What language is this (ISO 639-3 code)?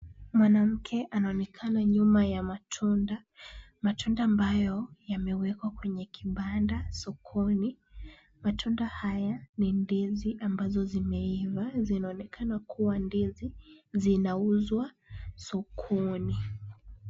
swa